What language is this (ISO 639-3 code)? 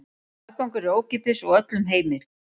isl